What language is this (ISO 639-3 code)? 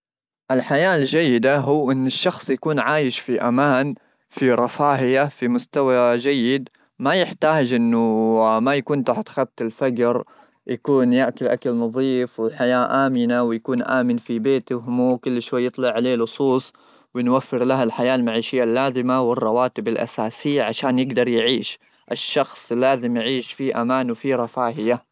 afb